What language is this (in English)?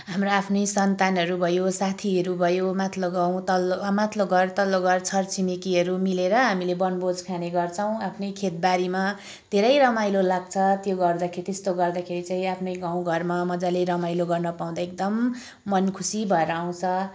Nepali